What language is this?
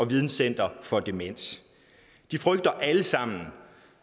Danish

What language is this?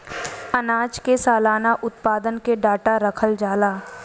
Bhojpuri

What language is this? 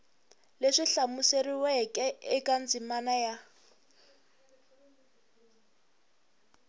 Tsonga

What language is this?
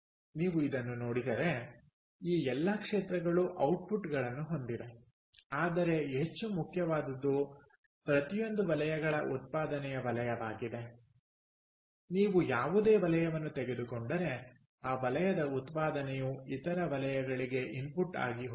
Kannada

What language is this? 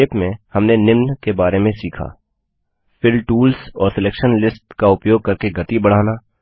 Hindi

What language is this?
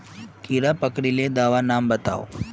Magahi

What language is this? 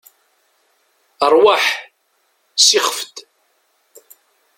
Kabyle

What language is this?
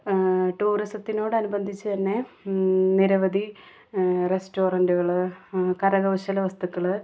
Malayalam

